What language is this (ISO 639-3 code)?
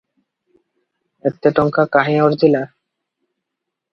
ori